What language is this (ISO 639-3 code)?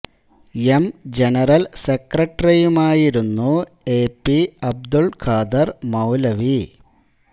mal